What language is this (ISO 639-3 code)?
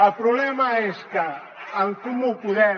cat